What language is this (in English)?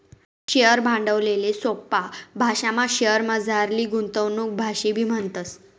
Marathi